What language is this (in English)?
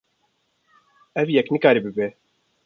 Kurdish